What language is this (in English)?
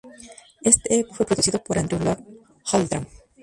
Spanish